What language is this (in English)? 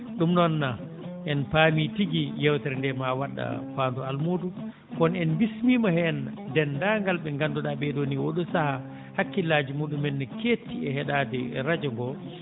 Fula